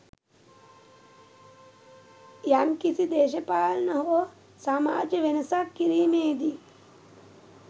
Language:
Sinhala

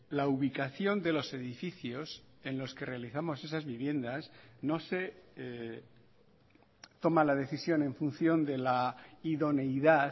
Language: Spanish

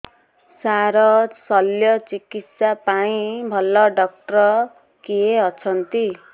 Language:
Odia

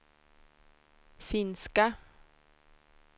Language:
Swedish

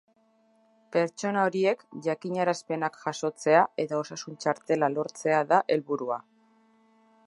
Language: Basque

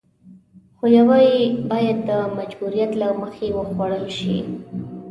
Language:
Pashto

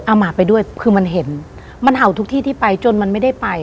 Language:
Thai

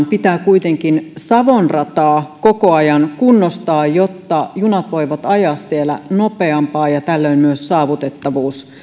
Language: Finnish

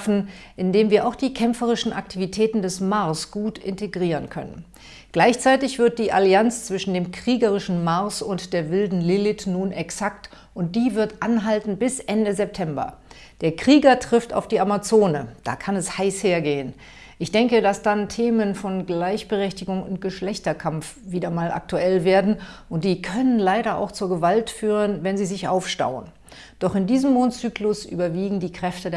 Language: German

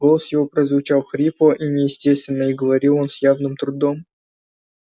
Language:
Russian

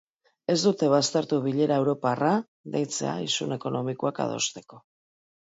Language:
Basque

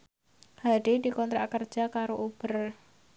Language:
Javanese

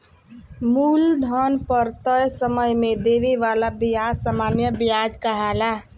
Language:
Bhojpuri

